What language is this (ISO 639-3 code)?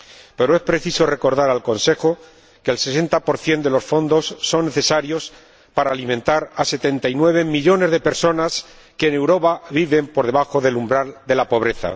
spa